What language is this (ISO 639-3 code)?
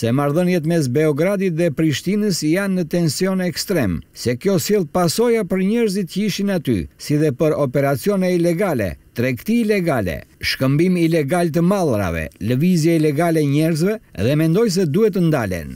ron